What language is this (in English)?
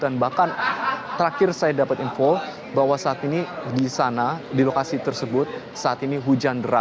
Indonesian